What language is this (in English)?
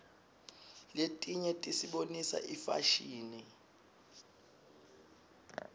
Swati